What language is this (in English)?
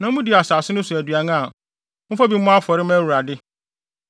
Akan